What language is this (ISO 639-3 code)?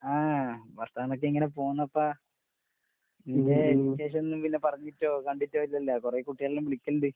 mal